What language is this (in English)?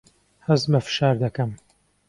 Central Kurdish